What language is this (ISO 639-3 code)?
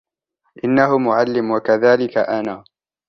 ara